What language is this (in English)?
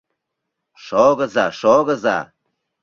Mari